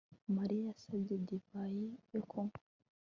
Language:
Kinyarwanda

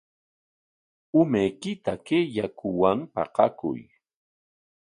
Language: Corongo Ancash Quechua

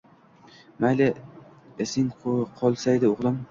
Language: Uzbek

